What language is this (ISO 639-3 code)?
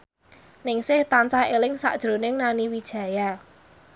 jav